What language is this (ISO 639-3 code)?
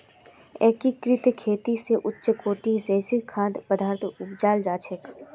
mag